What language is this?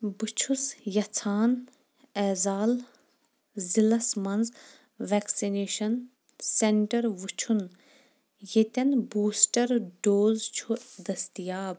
Kashmiri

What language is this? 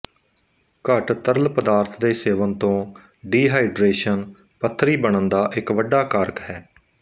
Punjabi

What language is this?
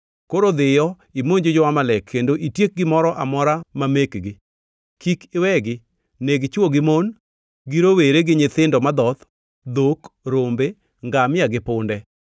Luo (Kenya and Tanzania)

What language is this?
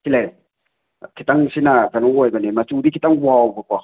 Manipuri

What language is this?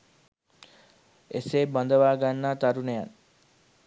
Sinhala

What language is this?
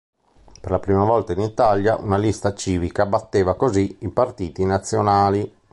Italian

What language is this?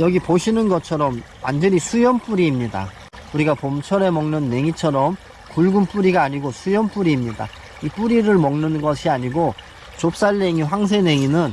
Korean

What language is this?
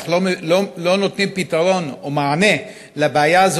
Hebrew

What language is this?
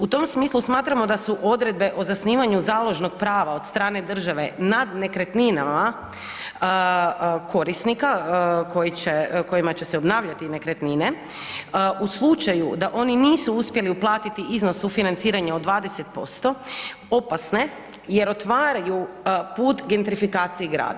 Croatian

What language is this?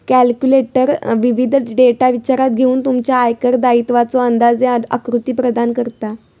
Marathi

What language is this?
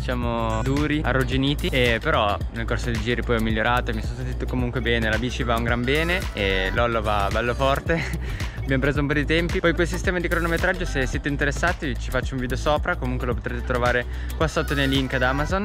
Italian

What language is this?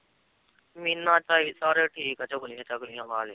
Punjabi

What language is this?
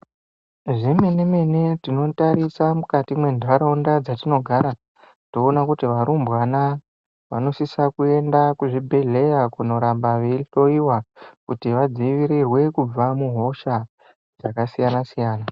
Ndau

